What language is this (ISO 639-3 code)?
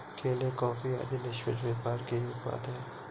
hin